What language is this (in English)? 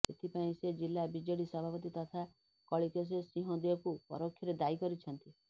Odia